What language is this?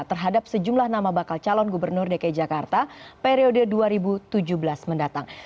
Indonesian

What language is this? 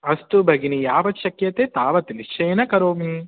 Sanskrit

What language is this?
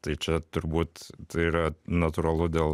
Lithuanian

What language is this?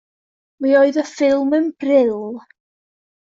Welsh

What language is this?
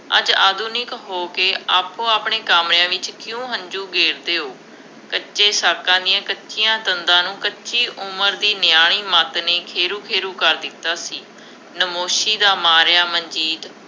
Punjabi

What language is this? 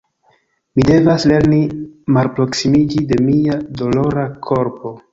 Esperanto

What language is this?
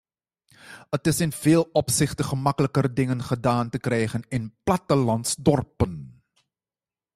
Dutch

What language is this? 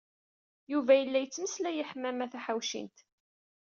Kabyle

